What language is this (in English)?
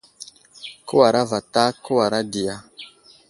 Wuzlam